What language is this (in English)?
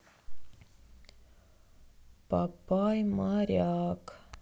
Russian